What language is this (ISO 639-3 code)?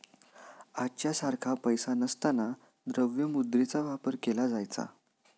mar